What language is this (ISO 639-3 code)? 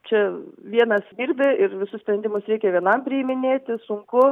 lit